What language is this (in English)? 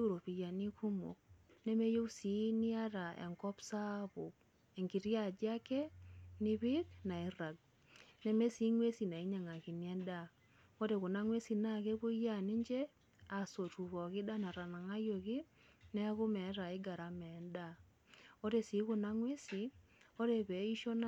Masai